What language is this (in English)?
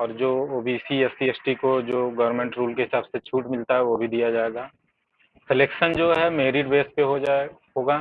Hindi